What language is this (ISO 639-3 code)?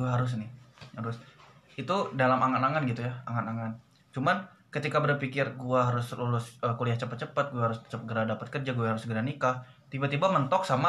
ind